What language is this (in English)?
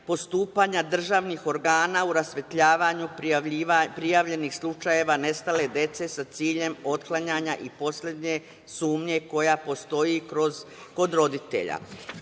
Serbian